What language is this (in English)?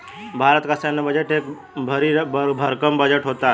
Hindi